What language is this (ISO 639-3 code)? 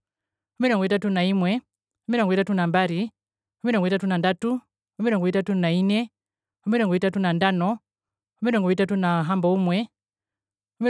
her